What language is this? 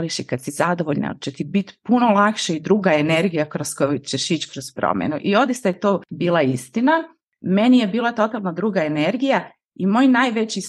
Croatian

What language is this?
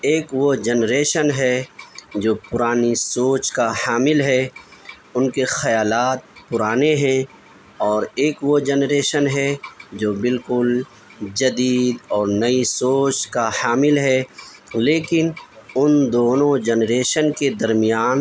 Urdu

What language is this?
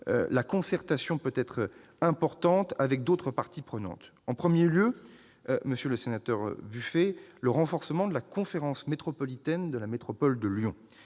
French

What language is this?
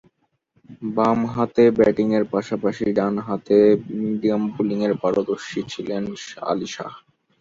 Bangla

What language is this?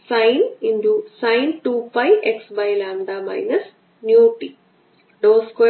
Malayalam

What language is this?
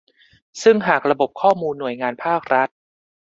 Thai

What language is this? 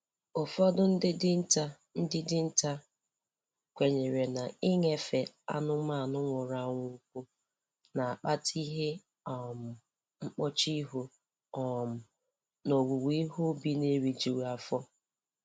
Igbo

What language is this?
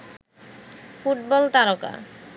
Bangla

